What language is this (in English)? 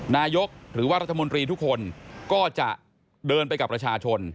Thai